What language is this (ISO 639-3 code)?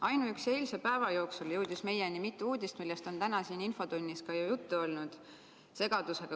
est